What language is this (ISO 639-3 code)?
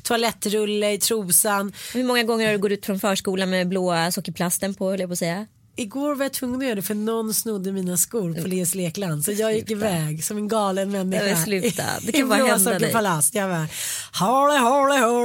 swe